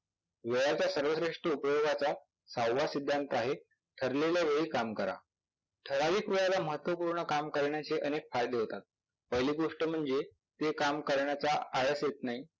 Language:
Marathi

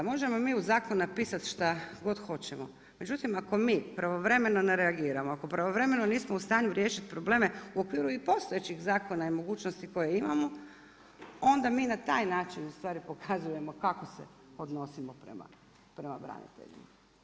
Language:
Croatian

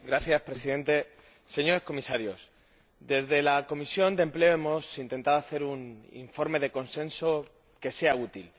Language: Spanish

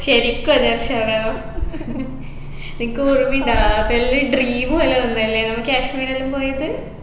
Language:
Malayalam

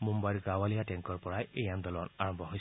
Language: Assamese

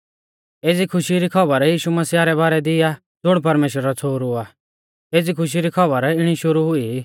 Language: Mahasu Pahari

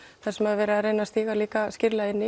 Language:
Icelandic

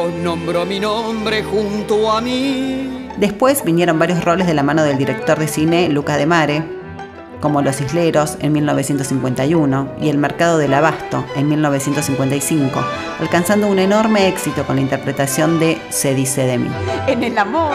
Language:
Spanish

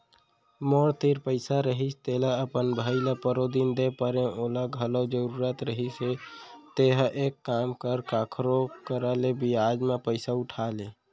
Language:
Chhattisgarhi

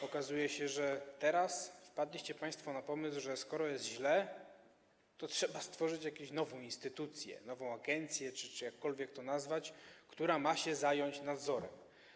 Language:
Polish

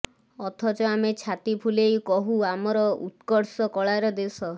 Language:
Odia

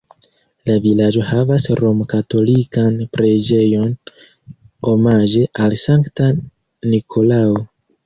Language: Esperanto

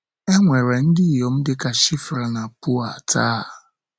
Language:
Igbo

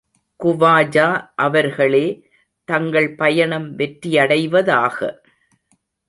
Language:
Tamil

